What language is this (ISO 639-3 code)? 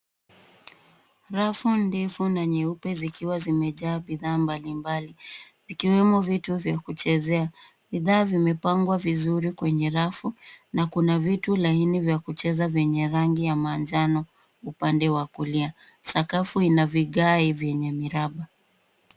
swa